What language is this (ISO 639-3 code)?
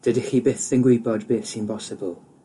cym